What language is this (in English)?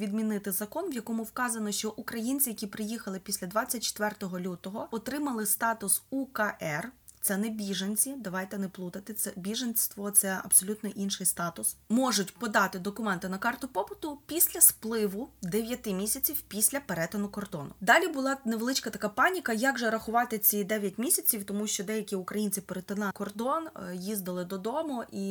Ukrainian